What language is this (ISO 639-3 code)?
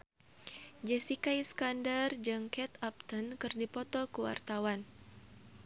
sun